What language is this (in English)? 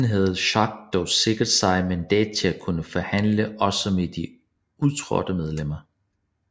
Danish